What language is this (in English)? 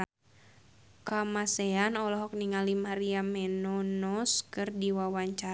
Sundanese